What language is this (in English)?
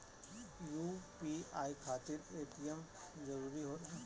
Bhojpuri